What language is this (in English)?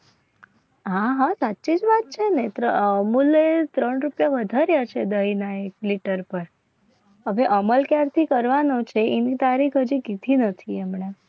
Gujarati